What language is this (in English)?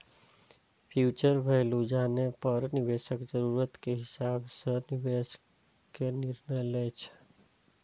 Maithili